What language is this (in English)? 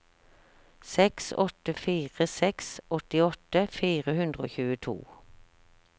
Norwegian